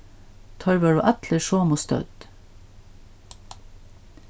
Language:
Faroese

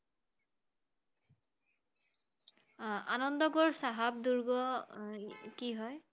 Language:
Assamese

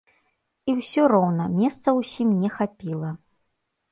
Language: Belarusian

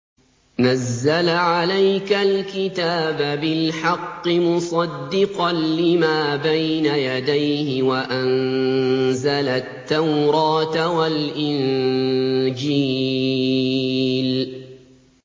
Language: Arabic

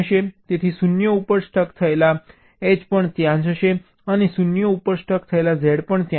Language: Gujarati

